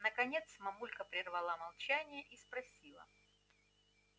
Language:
Russian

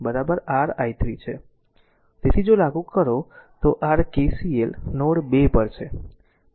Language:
Gujarati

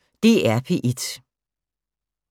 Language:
Danish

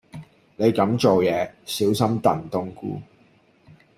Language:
Cantonese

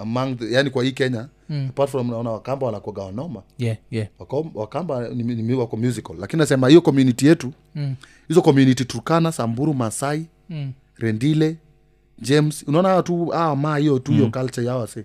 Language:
Swahili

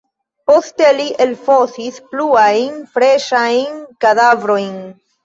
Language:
Esperanto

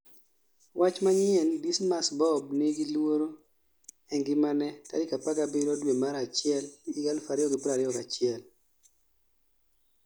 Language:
Luo (Kenya and Tanzania)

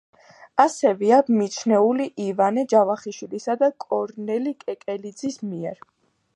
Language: Georgian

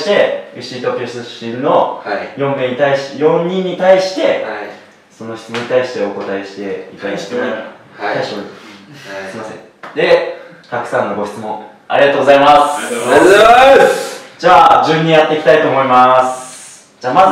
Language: Japanese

